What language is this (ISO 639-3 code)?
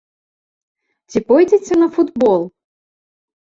bel